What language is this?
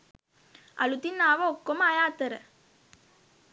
Sinhala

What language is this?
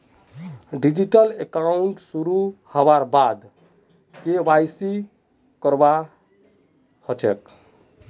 Magahi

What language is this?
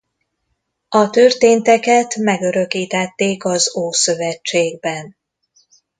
Hungarian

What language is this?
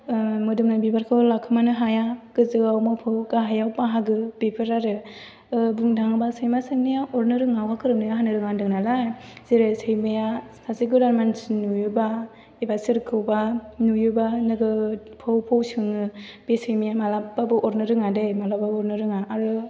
Bodo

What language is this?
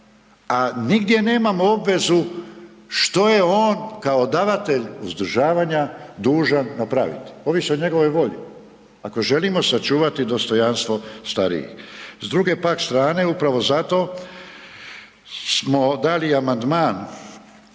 Croatian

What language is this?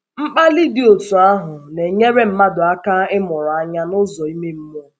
Igbo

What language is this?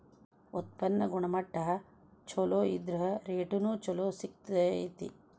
Kannada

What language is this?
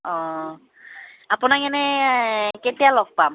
Assamese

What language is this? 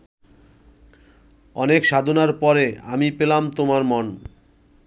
Bangla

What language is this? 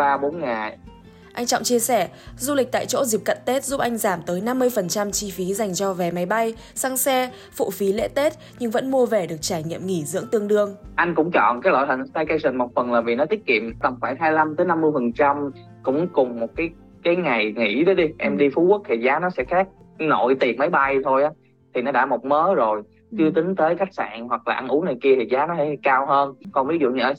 Vietnamese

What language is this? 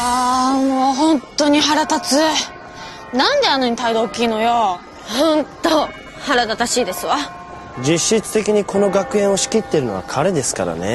Japanese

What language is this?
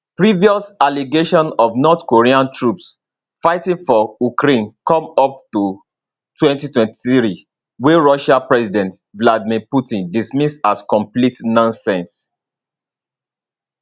Nigerian Pidgin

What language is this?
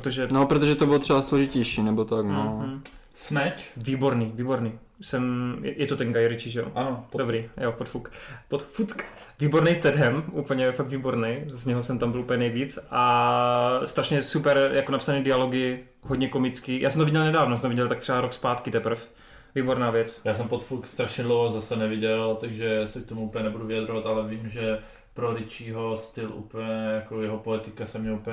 Czech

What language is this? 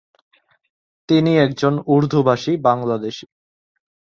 Bangla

